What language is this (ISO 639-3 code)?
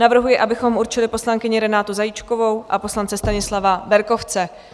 ces